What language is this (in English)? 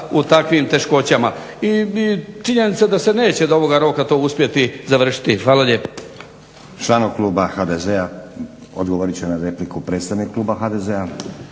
Croatian